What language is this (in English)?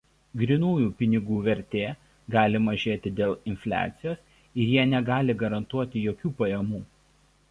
Lithuanian